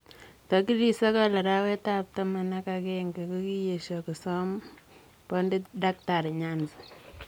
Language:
Kalenjin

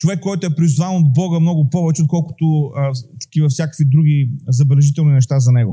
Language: Bulgarian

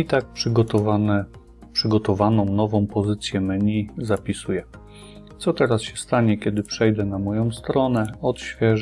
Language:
Polish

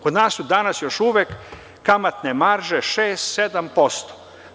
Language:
Serbian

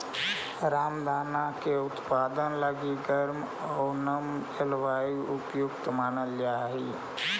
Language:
Magahi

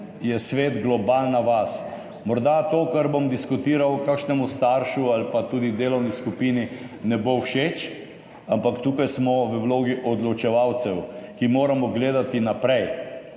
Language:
Slovenian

